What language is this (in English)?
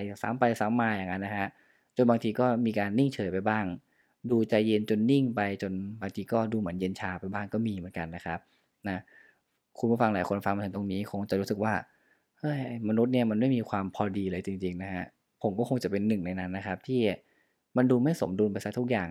Thai